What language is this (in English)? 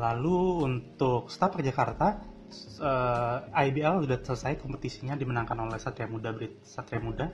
Indonesian